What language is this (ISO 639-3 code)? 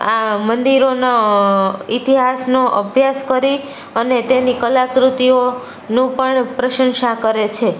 guj